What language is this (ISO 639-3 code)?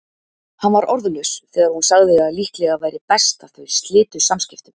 isl